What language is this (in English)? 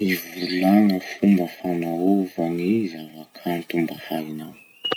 Masikoro Malagasy